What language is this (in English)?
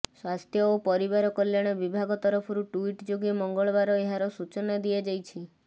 Odia